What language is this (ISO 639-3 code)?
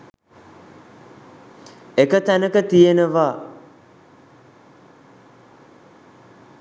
sin